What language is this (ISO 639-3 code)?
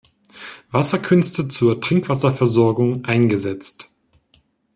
deu